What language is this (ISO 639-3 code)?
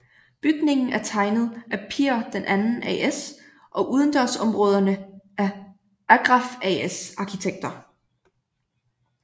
dan